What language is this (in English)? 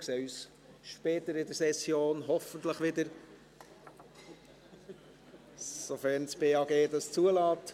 Swiss German